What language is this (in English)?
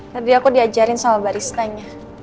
Indonesian